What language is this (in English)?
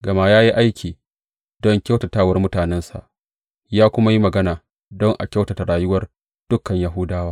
Hausa